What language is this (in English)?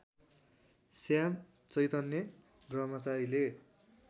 Nepali